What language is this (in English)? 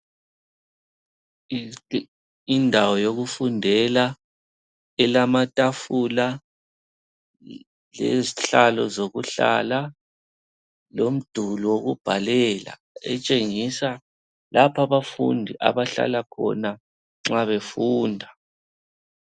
North Ndebele